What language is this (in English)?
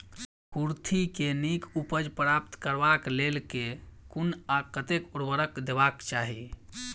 Maithili